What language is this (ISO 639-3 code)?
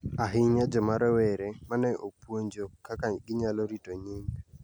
luo